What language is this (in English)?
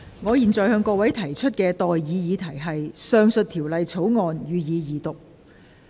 Cantonese